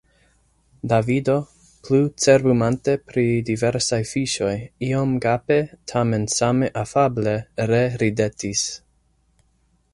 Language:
Esperanto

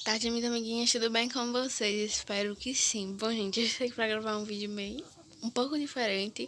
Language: Portuguese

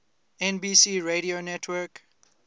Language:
English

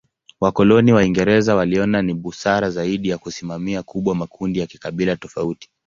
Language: Swahili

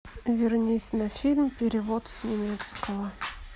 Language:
Russian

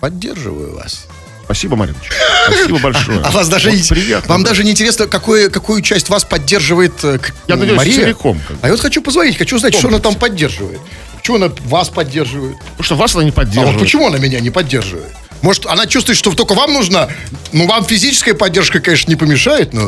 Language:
Russian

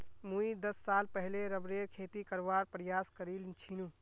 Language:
Magahi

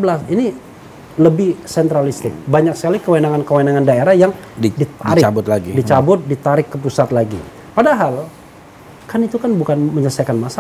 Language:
Indonesian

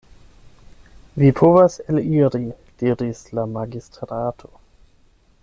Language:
Esperanto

